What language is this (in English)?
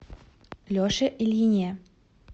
Russian